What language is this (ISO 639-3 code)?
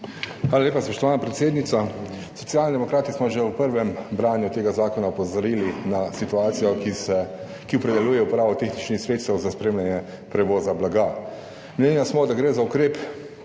slv